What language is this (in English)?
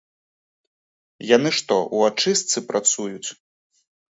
Belarusian